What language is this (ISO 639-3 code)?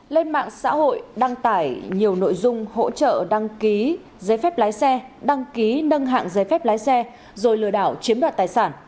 vie